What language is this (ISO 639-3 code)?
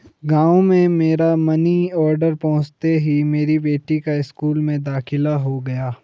hin